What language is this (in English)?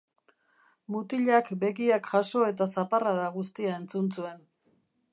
Basque